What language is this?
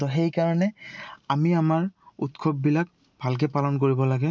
Assamese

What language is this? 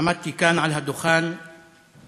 Hebrew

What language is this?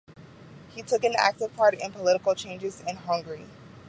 English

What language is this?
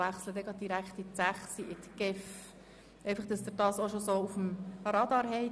Swiss German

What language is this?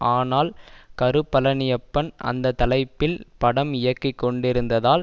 Tamil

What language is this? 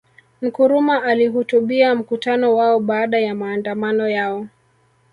Swahili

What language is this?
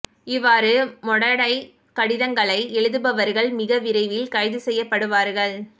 Tamil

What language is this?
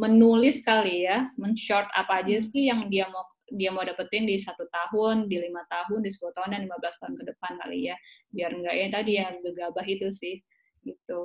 Indonesian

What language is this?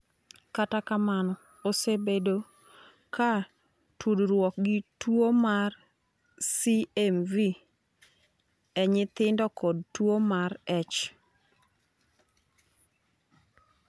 Luo (Kenya and Tanzania)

